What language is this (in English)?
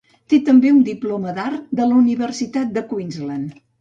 Catalan